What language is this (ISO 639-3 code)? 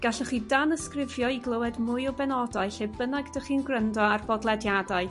cym